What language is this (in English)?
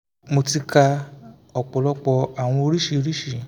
Yoruba